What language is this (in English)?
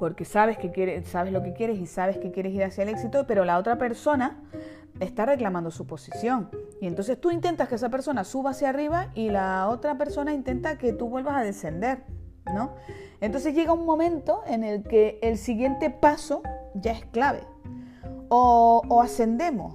Spanish